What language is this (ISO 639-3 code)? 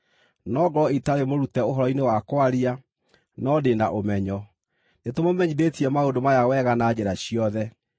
kik